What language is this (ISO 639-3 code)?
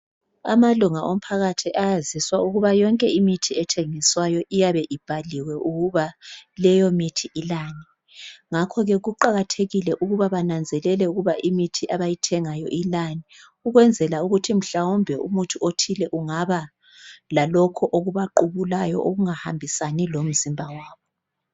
nde